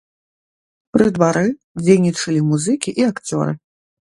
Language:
Belarusian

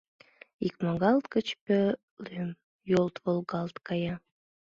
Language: Mari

